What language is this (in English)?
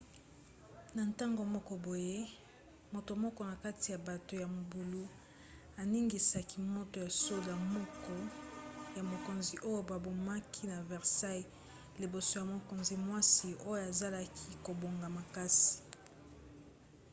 Lingala